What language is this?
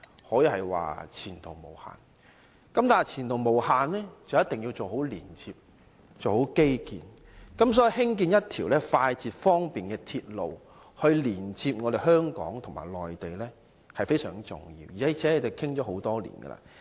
Cantonese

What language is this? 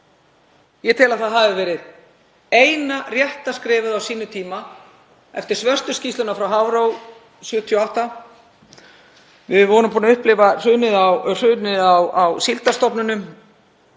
Icelandic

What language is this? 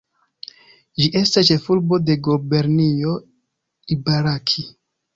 Esperanto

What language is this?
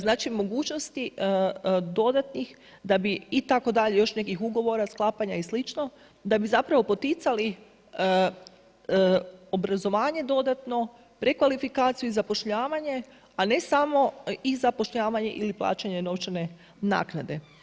Croatian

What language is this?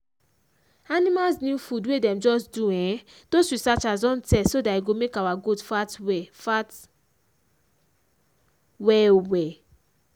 Nigerian Pidgin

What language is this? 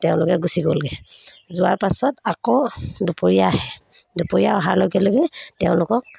Assamese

